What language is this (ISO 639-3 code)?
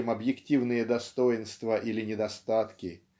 rus